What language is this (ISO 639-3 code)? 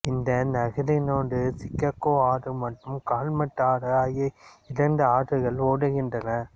tam